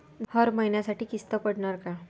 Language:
Marathi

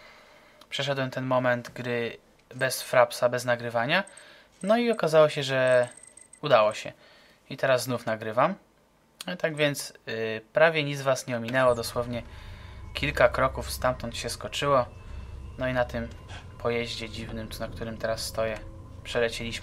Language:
Polish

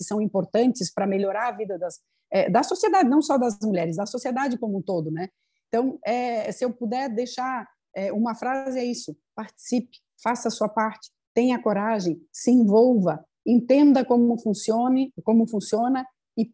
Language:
Portuguese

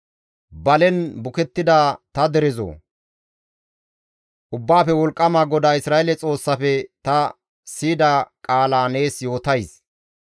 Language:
Gamo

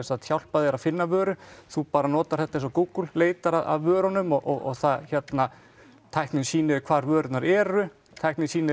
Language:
Icelandic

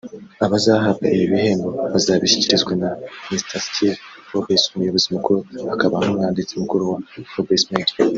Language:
Kinyarwanda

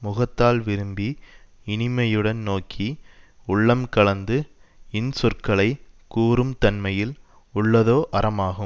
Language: Tamil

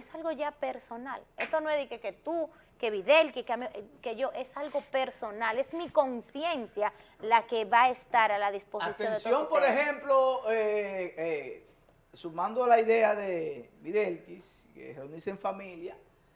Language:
Spanish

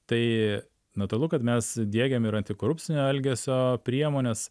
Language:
Lithuanian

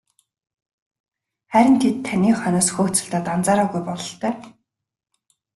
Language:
Mongolian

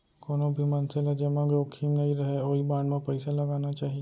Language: Chhattisgarhi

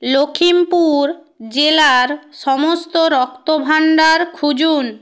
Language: Bangla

